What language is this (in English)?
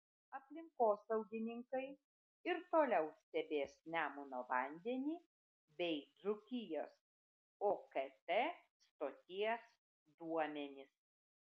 Lithuanian